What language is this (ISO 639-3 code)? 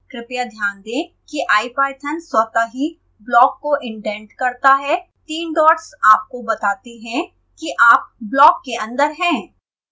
hin